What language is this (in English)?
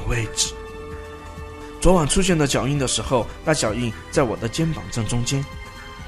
Chinese